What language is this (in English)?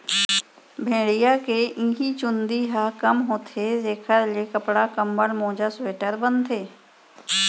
Chhattisgarhi